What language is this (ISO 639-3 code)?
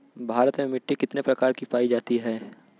bho